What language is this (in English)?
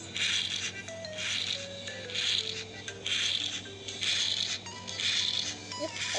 Indonesian